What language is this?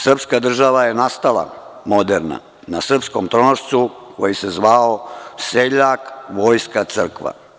Serbian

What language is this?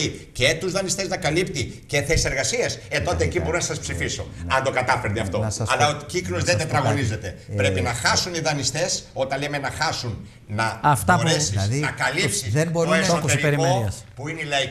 Greek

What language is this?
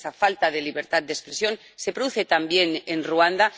Spanish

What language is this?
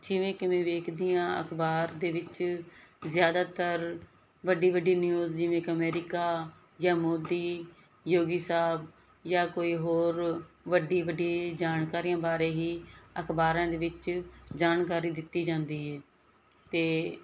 Punjabi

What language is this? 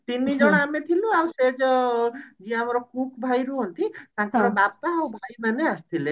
Odia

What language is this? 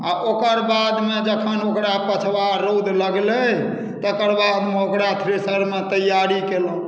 Maithili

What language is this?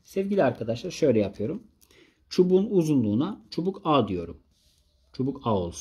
Turkish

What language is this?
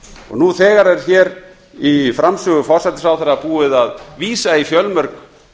Icelandic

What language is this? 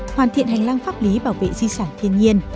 Vietnamese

